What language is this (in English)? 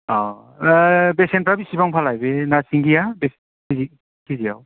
Bodo